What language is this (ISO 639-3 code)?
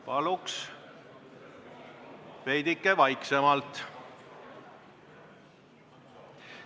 est